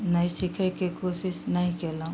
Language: Maithili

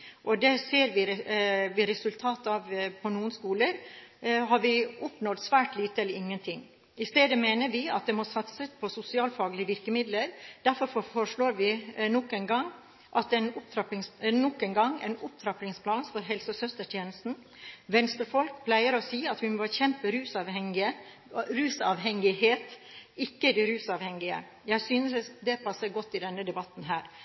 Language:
Norwegian Bokmål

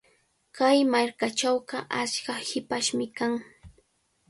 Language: Cajatambo North Lima Quechua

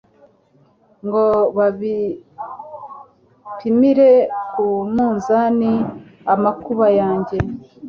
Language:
Kinyarwanda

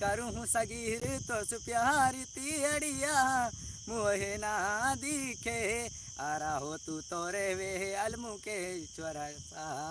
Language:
Hindi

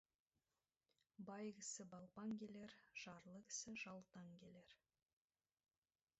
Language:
Kazakh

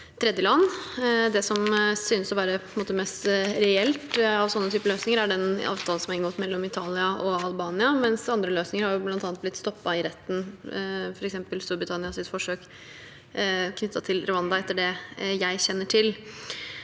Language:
Norwegian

